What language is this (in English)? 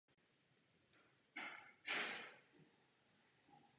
Czech